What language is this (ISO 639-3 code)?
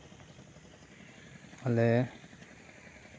sat